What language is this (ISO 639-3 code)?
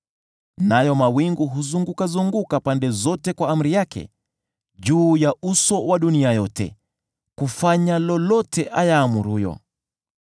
swa